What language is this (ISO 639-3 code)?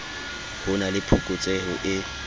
sot